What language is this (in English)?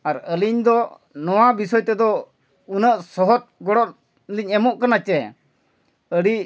Santali